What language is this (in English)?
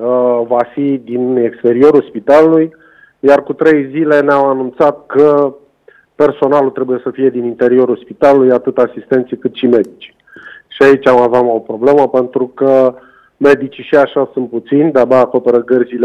Romanian